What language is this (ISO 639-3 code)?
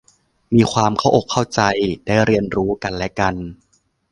tha